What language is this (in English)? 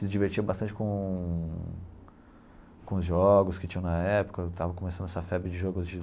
Portuguese